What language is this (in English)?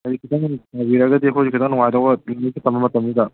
Manipuri